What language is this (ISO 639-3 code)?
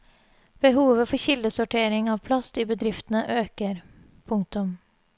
nor